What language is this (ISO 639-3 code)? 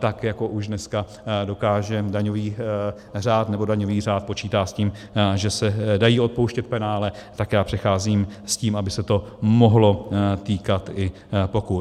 ces